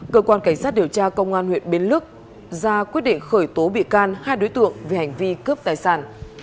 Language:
Vietnamese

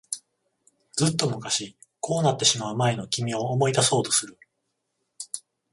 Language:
Japanese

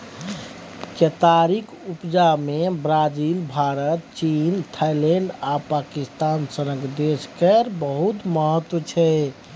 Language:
Maithili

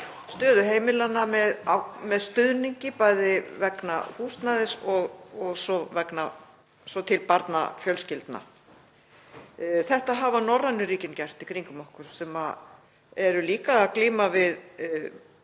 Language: Icelandic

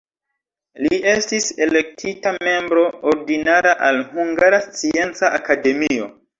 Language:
Esperanto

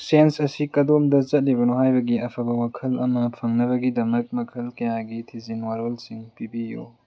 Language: Manipuri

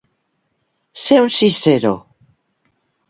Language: Catalan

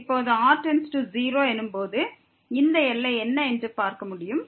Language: Tamil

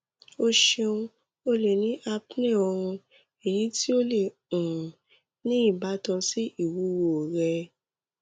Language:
Yoruba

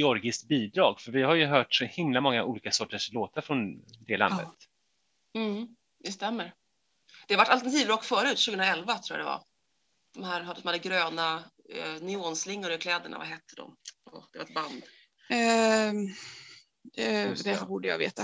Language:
Swedish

